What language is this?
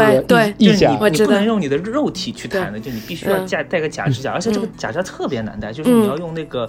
Chinese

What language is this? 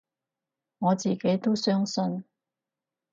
Cantonese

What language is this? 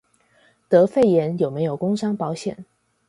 Chinese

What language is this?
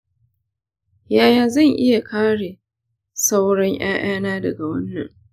Hausa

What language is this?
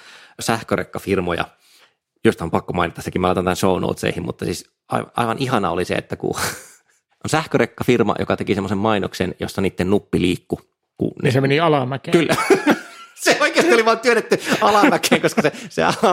Finnish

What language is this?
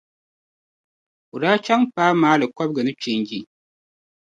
Dagbani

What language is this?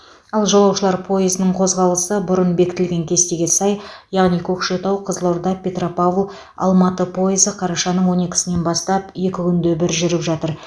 Kazakh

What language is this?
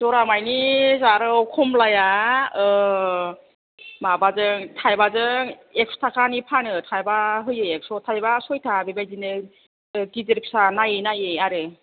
Bodo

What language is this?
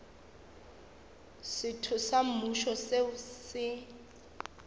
Northern Sotho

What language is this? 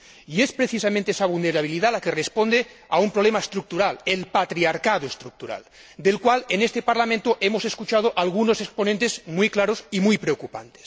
Spanish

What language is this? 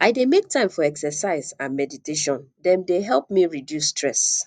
Nigerian Pidgin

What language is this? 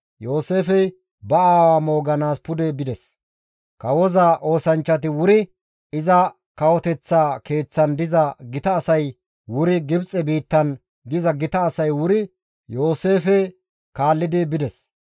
Gamo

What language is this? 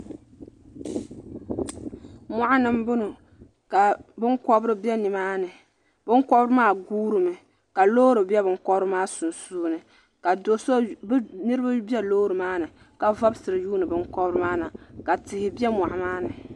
Dagbani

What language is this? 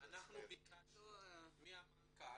Hebrew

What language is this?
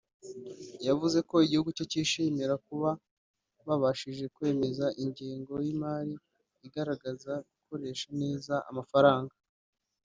Kinyarwanda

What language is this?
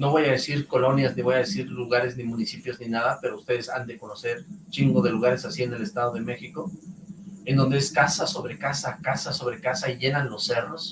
Spanish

